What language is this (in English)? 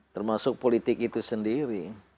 Indonesian